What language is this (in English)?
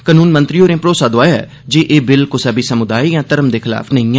Dogri